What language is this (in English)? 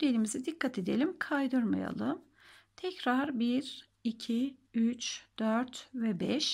Turkish